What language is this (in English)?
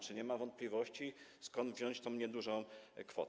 Polish